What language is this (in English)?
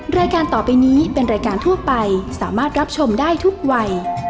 Thai